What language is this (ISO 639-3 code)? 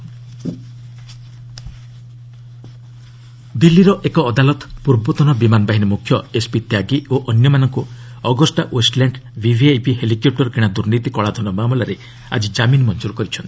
ori